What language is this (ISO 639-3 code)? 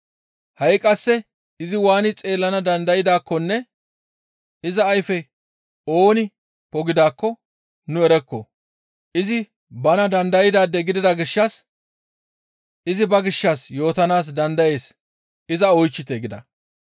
gmv